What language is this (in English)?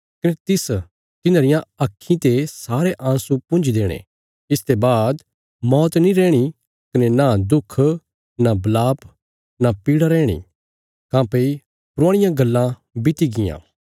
Bilaspuri